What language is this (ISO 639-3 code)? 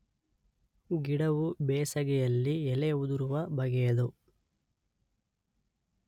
kan